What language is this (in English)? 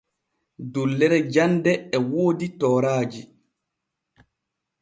Borgu Fulfulde